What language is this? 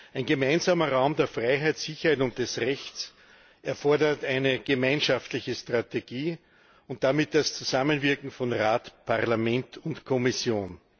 German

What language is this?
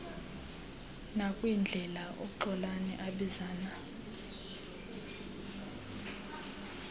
Xhosa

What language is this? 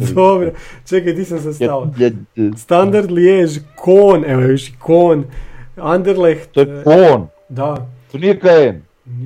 Croatian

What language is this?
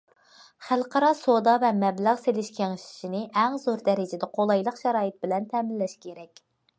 Uyghur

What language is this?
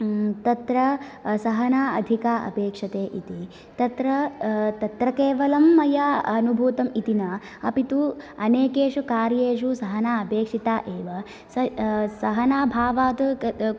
Sanskrit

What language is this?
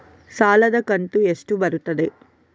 Kannada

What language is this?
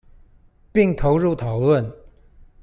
Chinese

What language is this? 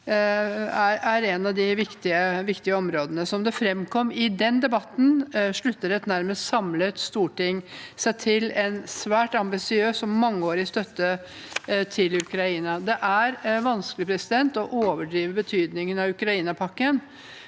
Norwegian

